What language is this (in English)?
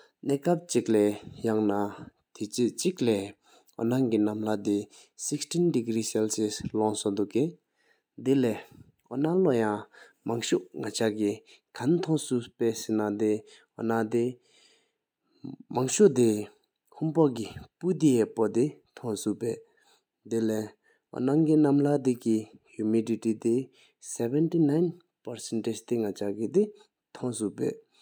Sikkimese